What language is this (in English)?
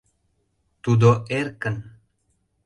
Mari